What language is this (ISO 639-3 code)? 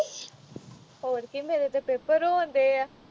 pan